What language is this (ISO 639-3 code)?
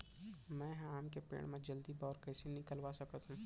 hne